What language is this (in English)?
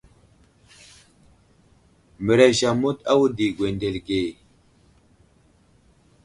Wuzlam